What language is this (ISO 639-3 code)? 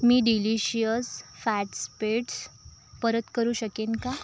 mar